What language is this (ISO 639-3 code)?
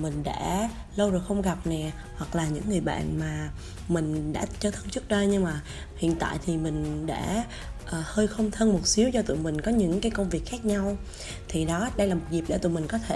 vie